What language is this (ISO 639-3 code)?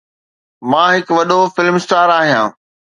snd